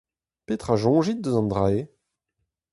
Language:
Breton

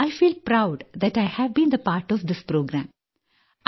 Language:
Malayalam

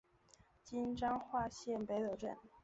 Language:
Chinese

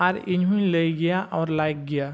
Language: Santali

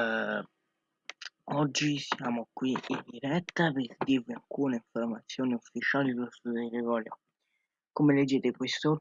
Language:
Italian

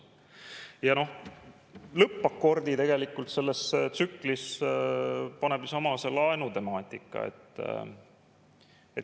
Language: Estonian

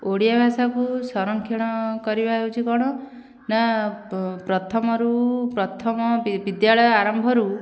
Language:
Odia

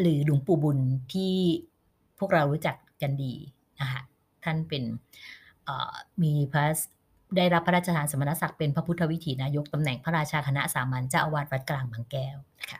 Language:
Thai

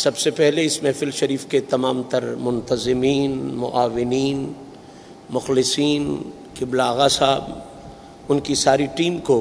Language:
Urdu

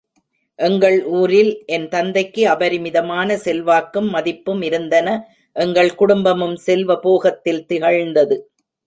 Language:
Tamil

